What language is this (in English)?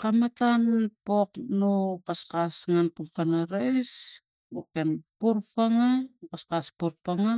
Tigak